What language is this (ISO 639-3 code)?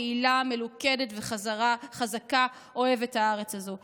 heb